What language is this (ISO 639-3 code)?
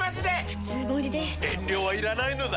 jpn